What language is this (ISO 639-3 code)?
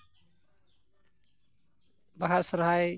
sat